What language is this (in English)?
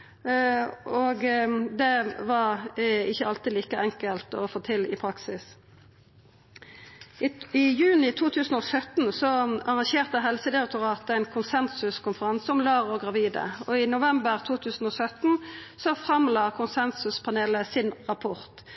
Norwegian Nynorsk